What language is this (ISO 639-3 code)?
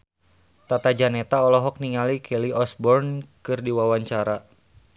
sun